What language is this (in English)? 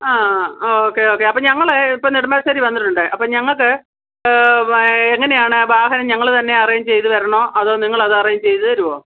Malayalam